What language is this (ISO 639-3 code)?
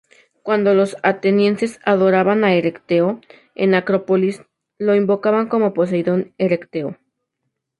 spa